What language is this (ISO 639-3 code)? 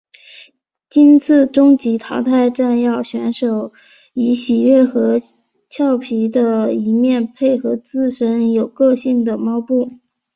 zho